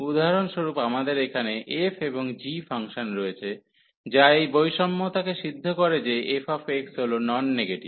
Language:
Bangla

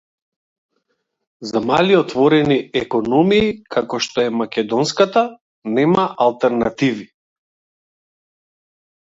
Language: Macedonian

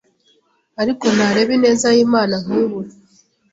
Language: Kinyarwanda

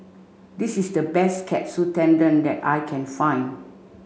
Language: English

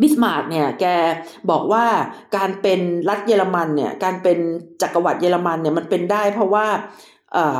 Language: Thai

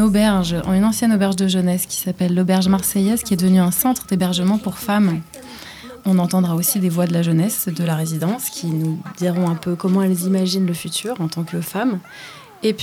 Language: French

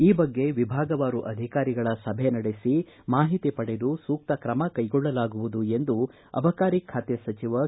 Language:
Kannada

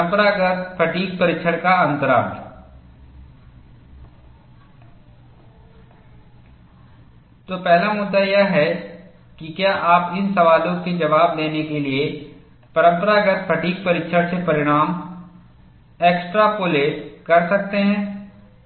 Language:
Hindi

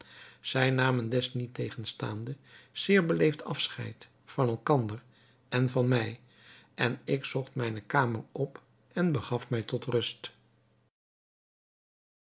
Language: Dutch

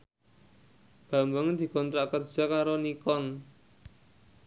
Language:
Javanese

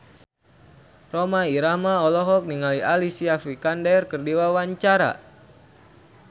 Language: Sundanese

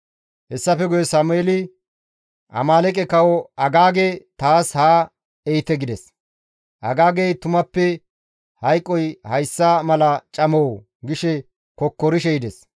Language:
Gamo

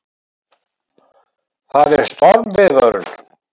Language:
Icelandic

